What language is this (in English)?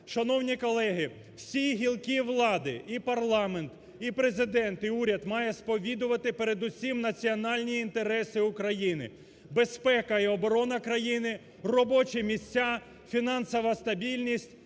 Ukrainian